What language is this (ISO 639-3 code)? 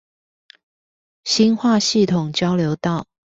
zho